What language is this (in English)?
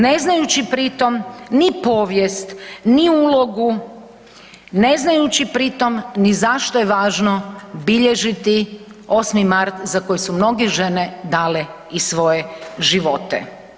Croatian